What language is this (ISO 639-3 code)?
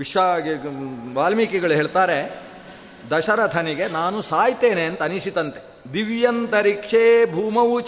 kan